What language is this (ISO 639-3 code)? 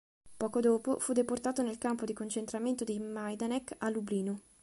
ita